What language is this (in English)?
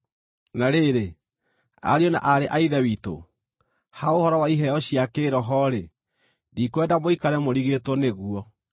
Kikuyu